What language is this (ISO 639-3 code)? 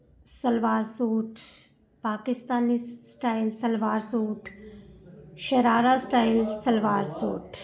pan